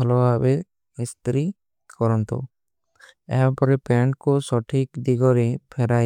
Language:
Kui (India)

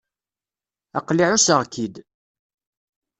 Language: Kabyle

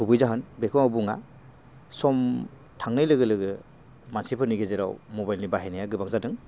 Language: Bodo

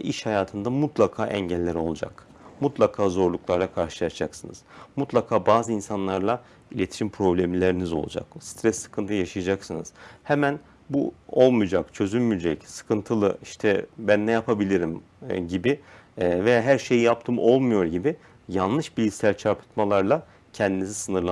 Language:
Turkish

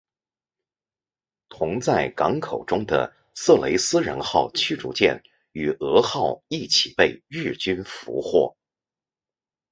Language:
Chinese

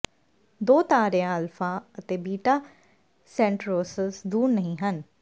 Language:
Punjabi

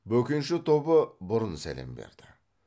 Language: Kazakh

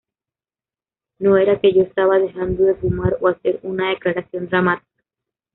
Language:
Spanish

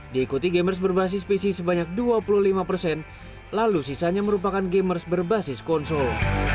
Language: Indonesian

